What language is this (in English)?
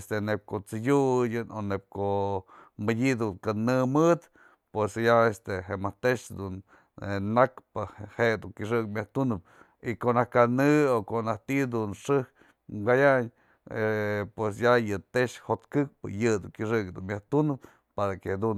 Mazatlán Mixe